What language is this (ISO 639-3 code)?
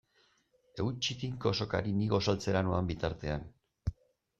eus